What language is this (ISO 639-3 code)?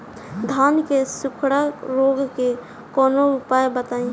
bho